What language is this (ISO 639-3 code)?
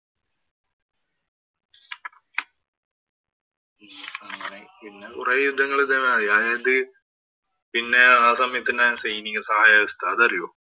mal